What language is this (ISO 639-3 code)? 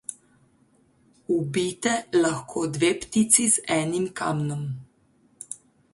slv